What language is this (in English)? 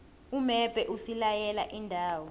South Ndebele